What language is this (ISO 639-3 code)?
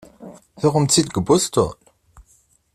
kab